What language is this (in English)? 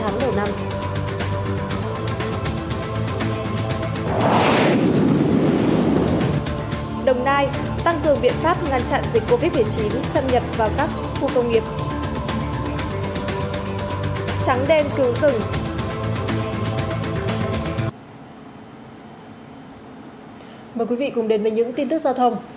Vietnamese